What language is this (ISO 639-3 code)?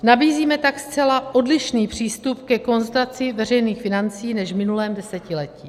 ces